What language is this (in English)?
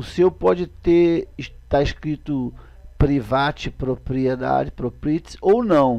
Portuguese